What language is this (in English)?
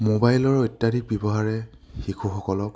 Assamese